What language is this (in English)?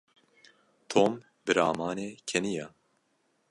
Kurdish